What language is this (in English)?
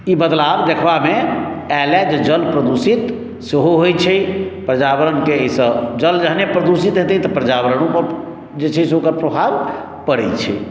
Maithili